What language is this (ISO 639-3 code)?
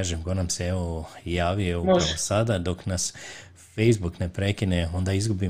hrv